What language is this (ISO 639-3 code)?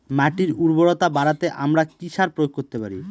ben